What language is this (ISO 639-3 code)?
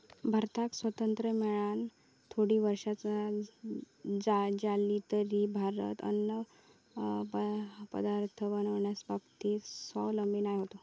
mar